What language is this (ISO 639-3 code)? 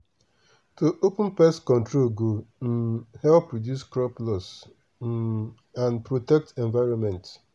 pcm